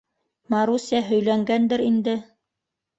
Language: Bashkir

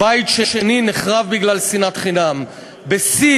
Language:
Hebrew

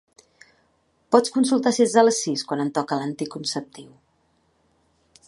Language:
Catalan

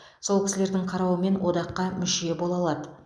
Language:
Kazakh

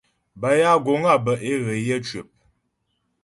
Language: Ghomala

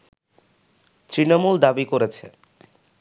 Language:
Bangla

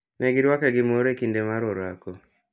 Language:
Luo (Kenya and Tanzania)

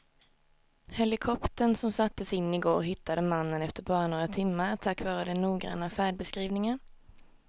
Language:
Swedish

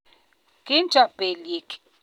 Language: Kalenjin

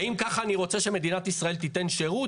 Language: Hebrew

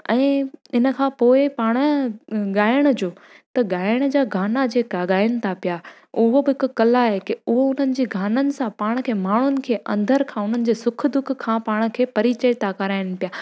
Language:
Sindhi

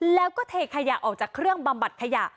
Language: Thai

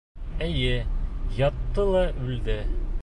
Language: Bashkir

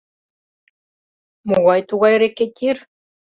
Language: Mari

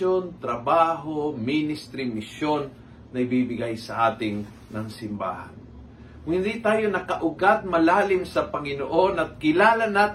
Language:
Filipino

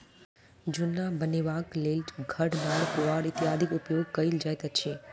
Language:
Maithili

